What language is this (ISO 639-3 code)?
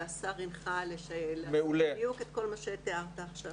heb